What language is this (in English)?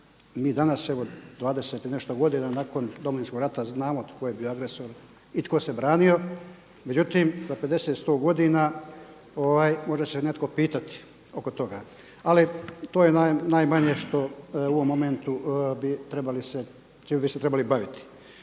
Croatian